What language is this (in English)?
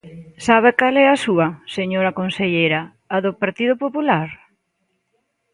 Galician